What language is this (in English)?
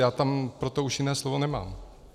Czech